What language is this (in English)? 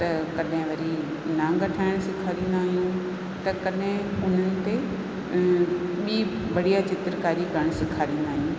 Sindhi